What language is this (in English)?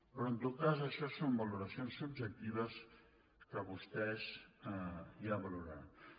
Catalan